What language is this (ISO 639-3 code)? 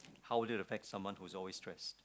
eng